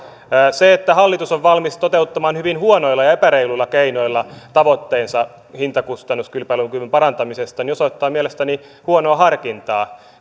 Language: Finnish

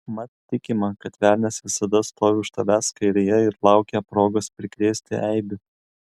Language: Lithuanian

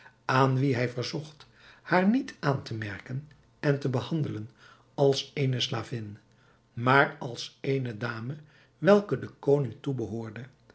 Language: Dutch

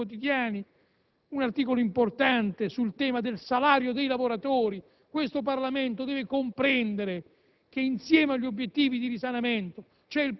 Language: Italian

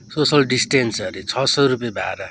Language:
Nepali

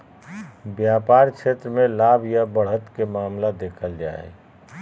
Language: Magahi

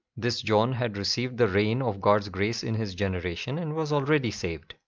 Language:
English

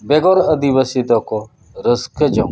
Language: Santali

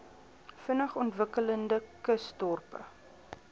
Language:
Afrikaans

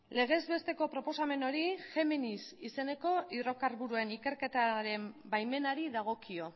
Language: Basque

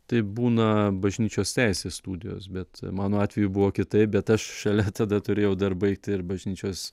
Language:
Lithuanian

